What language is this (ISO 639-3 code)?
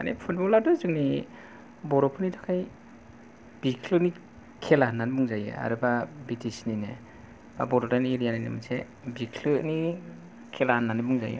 brx